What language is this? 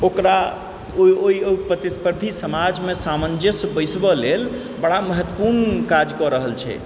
Maithili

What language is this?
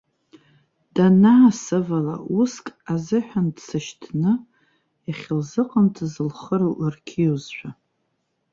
Abkhazian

